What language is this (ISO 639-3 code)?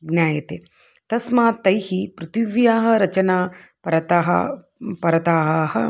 san